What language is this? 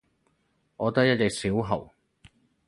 Cantonese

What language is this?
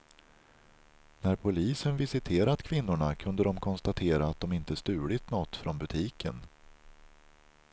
Swedish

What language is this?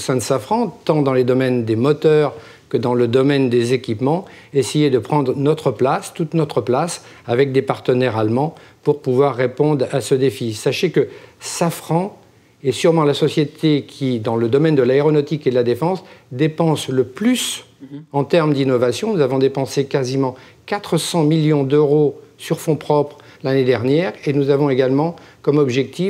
French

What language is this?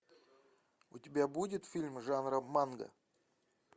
Russian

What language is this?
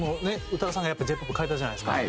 Japanese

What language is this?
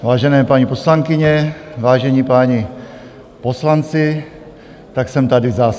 Czech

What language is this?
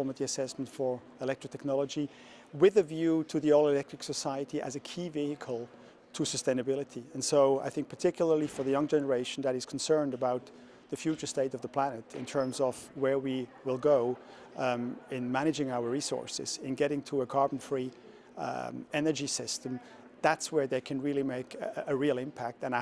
English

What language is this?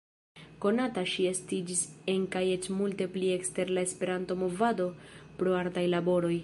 Esperanto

